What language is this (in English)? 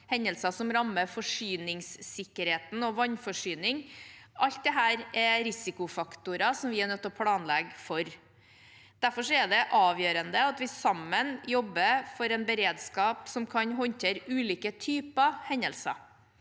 Norwegian